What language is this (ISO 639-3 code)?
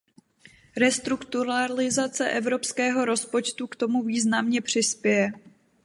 ces